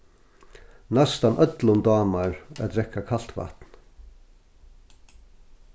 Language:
Faroese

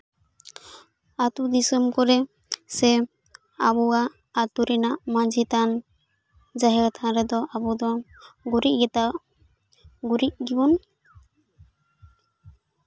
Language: Santali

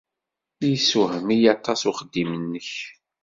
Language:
Kabyle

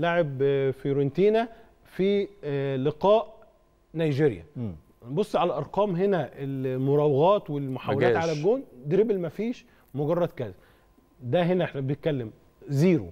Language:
Arabic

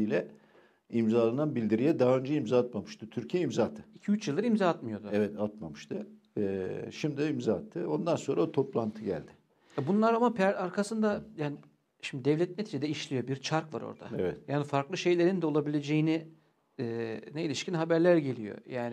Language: Turkish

